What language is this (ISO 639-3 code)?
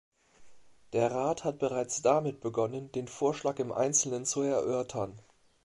deu